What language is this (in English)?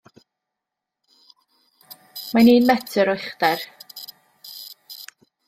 Welsh